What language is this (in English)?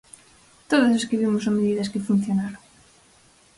Galician